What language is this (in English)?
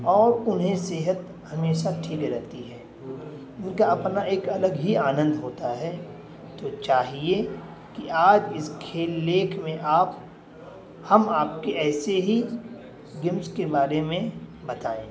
Urdu